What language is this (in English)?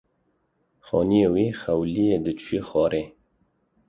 Kurdish